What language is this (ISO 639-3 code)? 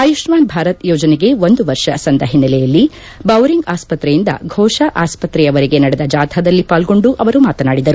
kan